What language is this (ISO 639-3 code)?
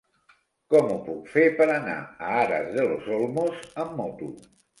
cat